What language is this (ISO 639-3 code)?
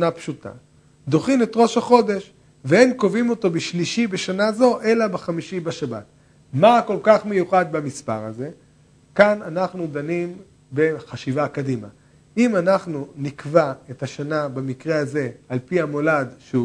heb